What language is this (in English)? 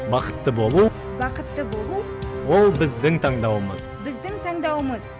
Kazakh